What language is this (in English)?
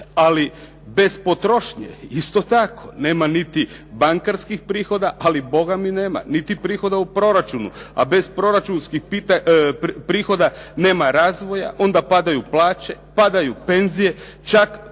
Croatian